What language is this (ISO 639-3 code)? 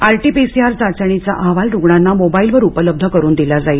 mar